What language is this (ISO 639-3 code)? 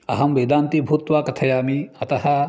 san